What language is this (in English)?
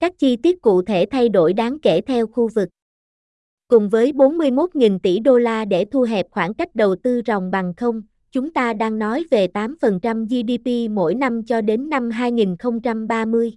Vietnamese